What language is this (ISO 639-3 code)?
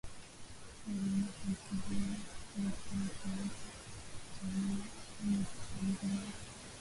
swa